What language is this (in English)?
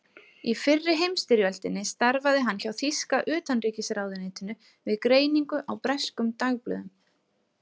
Icelandic